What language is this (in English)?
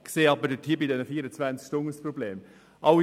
Swiss German